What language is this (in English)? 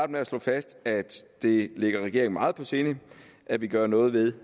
Danish